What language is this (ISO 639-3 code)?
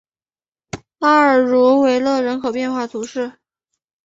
zho